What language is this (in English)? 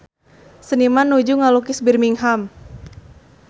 Sundanese